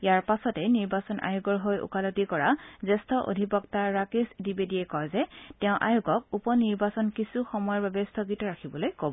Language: Assamese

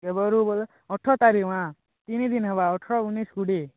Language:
Odia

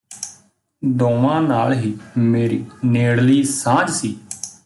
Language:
Punjabi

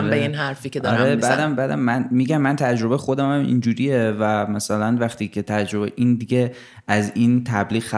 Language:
Persian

